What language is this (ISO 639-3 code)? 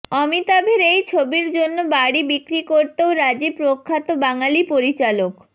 ben